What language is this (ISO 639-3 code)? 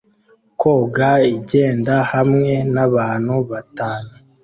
kin